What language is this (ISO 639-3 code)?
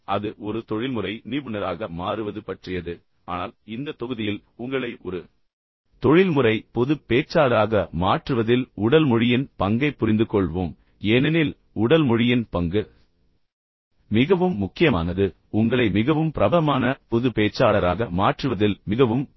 tam